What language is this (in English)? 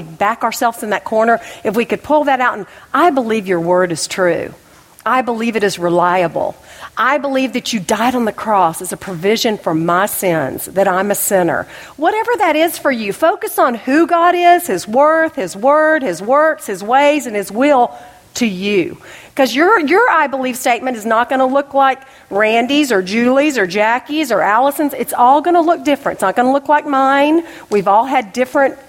English